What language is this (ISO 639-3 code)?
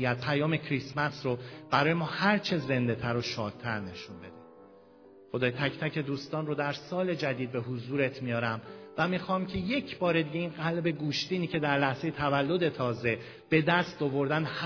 fas